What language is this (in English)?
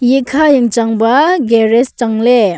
Wancho Naga